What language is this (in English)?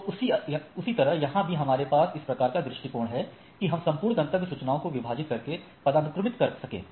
Hindi